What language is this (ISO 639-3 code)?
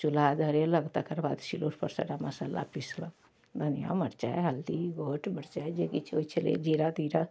mai